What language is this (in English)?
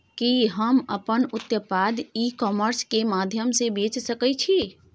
Maithili